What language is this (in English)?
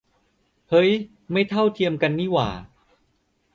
Thai